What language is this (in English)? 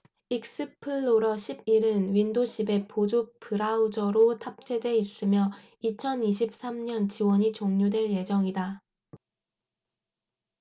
Korean